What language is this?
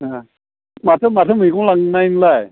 Bodo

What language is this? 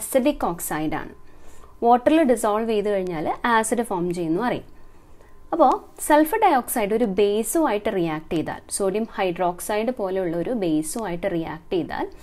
Hindi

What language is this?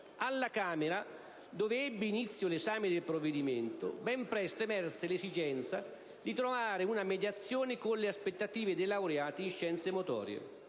Italian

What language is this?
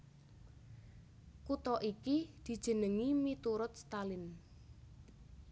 Javanese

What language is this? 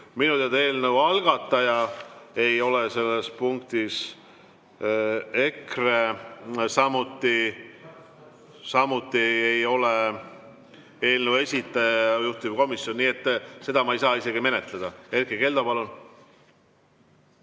Estonian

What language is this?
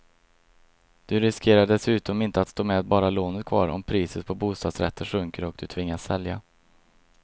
Swedish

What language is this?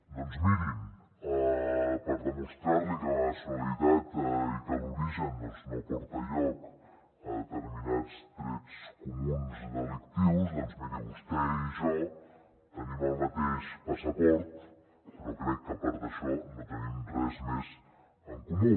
Catalan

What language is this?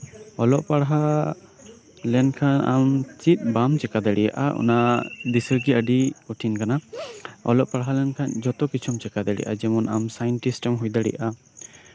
Santali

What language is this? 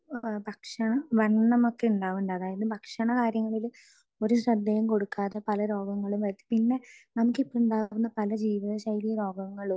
Malayalam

